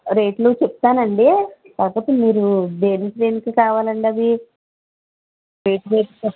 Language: Telugu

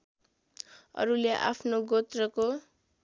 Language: Nepali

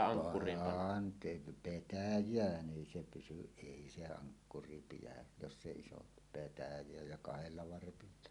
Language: Finnish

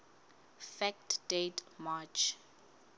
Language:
Southern Sotho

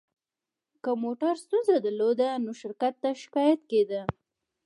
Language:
Pashto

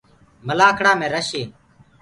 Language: Gurgula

